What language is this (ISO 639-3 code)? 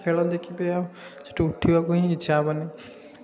ori